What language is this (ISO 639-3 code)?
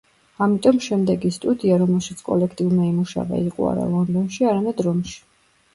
kat